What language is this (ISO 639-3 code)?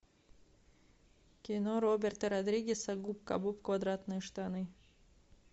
rus